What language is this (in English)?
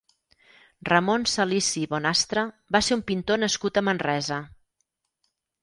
Catalan